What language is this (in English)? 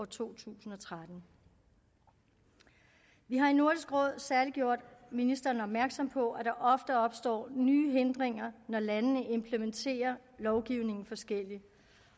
Danish